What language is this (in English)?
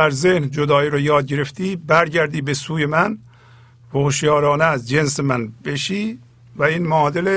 Persian